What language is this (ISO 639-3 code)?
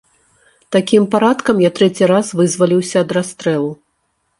bel